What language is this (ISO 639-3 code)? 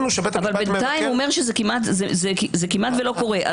heb